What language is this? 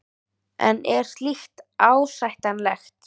Icelandic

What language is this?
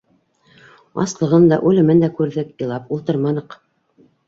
Bashkir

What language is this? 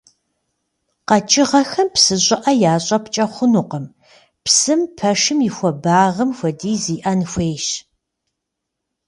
Kabardian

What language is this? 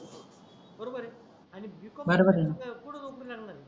Marathi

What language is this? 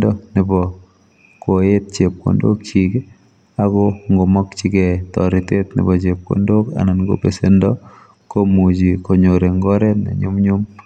Kalenjin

